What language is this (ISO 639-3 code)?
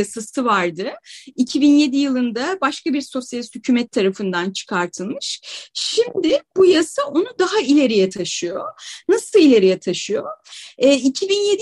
tur